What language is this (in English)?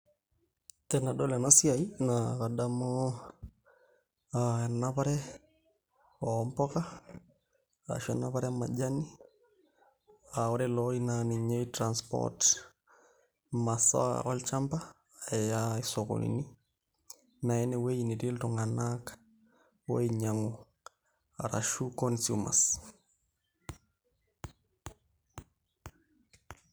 Masai